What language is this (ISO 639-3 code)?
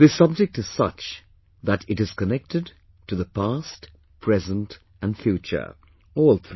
eng